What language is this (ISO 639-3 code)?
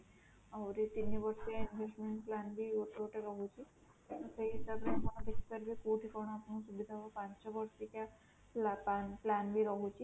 ori